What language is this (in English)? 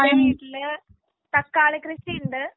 Malayalam